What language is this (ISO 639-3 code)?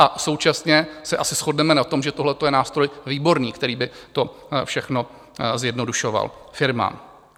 ces